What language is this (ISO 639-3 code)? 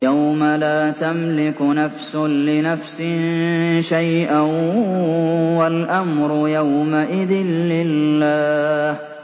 ara